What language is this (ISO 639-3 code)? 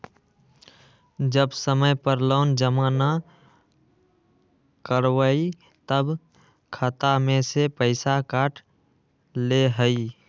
mag